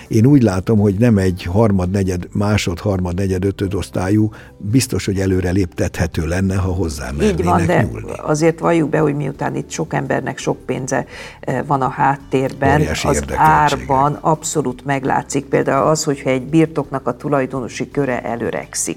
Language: Hungarian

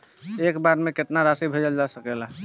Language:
Bhojpuri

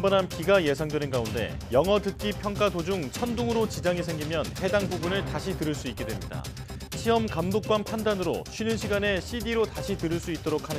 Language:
Korean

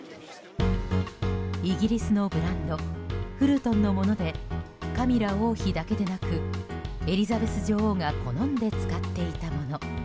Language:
Japanese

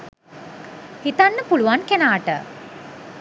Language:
Sinhala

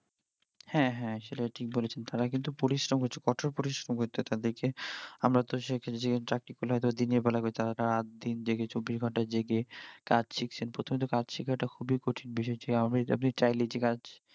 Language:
Bangla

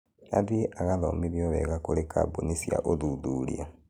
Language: Kikuyu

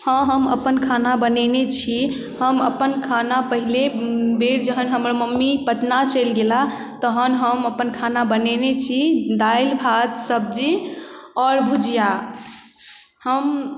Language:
Maithili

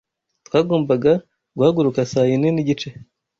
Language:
Kinyarwanda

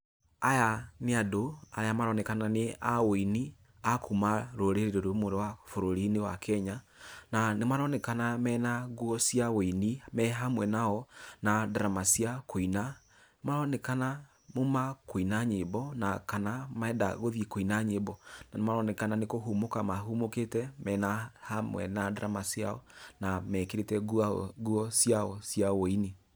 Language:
Kikuyu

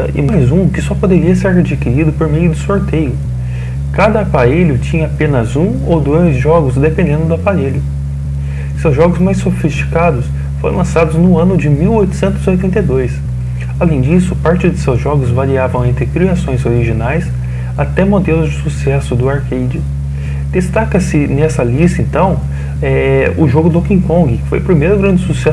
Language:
Portuguese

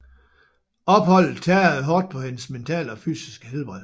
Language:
Danish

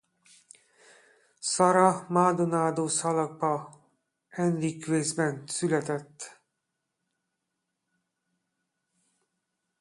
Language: Hungarian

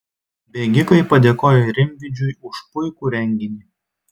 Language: Lithuanian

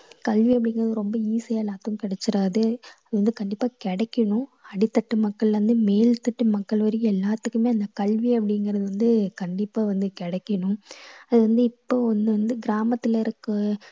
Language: Tamil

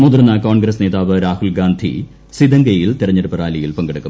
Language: Malayalam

